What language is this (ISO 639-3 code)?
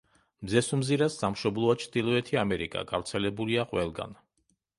kat